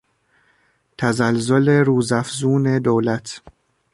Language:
Persian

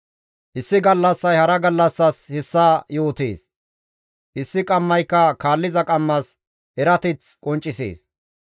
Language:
Gamo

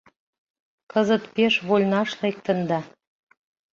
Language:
Mari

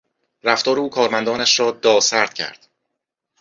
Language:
Persian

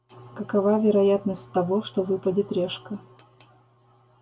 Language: Russian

